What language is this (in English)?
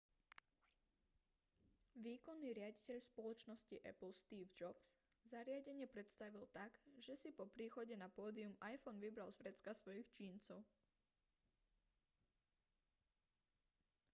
Slovak